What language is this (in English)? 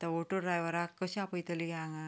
Konkani